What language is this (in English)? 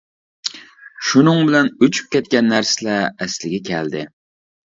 Uyghur